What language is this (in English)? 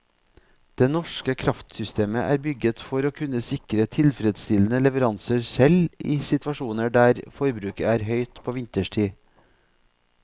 Norwegian